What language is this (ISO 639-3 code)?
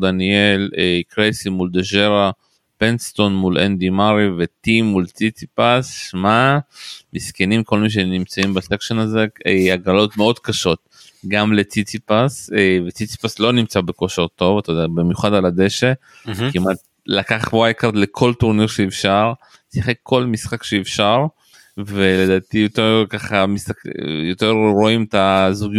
heb